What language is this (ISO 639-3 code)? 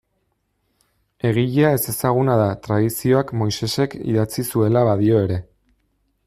eus